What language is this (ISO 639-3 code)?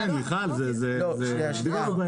heb